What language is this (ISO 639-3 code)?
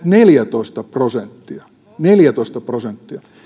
fin